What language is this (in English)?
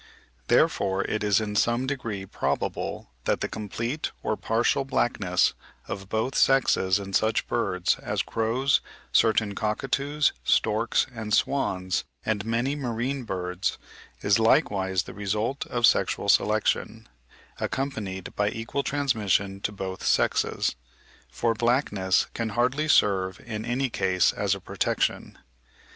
English